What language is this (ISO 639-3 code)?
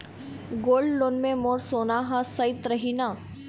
hne